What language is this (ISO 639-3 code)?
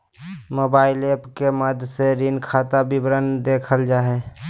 mag